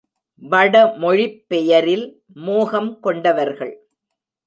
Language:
Tamil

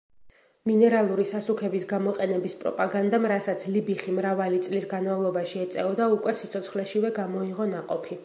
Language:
Georgian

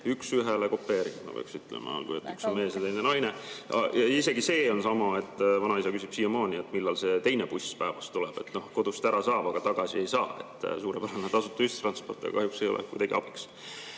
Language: Estonian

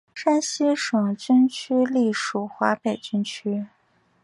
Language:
Chinese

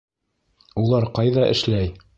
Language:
Bashkir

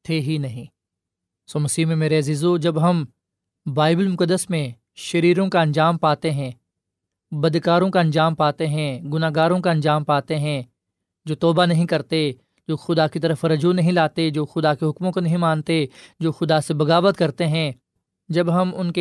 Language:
Urdu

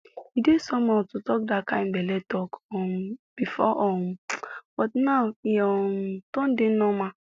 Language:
Nigerian Pidgin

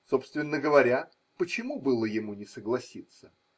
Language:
Russian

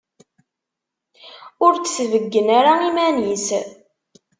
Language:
Kabyle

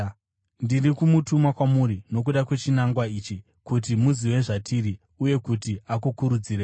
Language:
Shona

